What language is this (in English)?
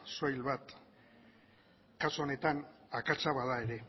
Basque